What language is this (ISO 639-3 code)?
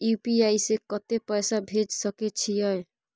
mai